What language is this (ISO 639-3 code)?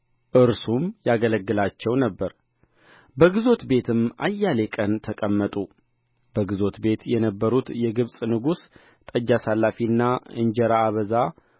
amh